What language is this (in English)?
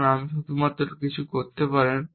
Bangla